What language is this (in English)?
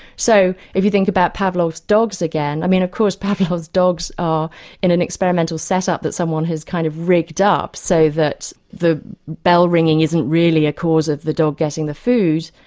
English